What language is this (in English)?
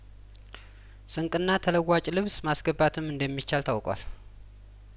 Amharic